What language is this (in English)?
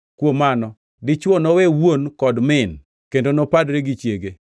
Luo (Kenya and Tanzania)